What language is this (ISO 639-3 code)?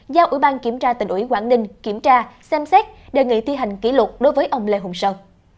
vie